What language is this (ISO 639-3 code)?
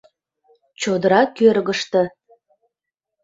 chm